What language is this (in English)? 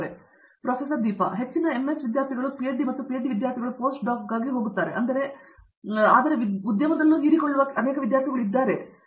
Kannada